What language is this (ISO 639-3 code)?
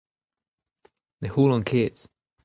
bre